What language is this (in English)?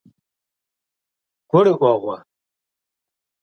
Kabardian